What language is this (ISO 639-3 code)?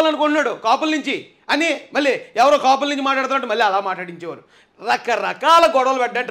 tel